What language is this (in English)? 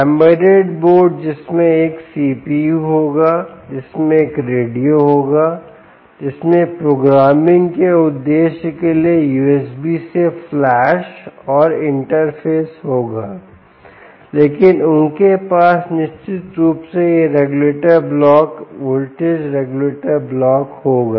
Hindi